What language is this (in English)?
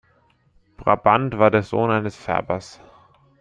German